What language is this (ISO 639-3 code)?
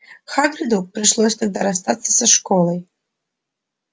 rus